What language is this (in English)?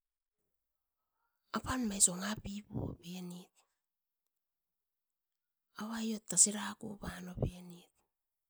Askopan